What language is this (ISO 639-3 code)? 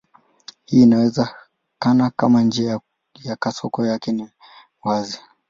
swa